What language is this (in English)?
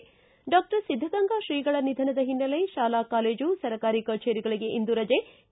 Kannada